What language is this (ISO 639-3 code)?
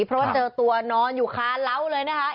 tha